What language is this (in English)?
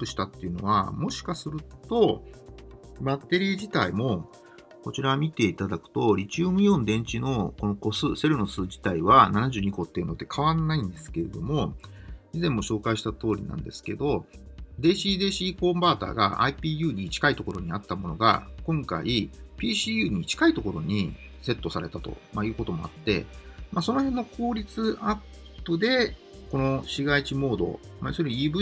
Japanese